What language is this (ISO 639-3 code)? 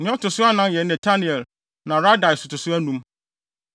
aka